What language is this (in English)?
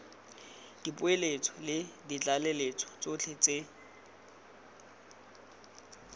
Tswana